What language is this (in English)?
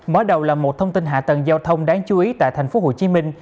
Vietnamese